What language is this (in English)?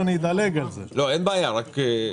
Hebrew